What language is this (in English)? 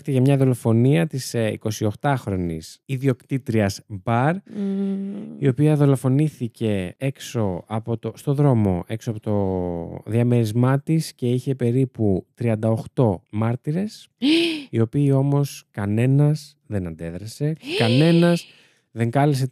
Greek